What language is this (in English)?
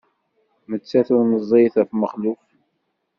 Kabyle